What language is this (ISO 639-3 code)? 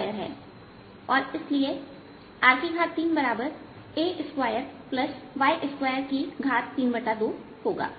hin